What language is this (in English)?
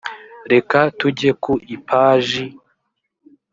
Kinyarwanda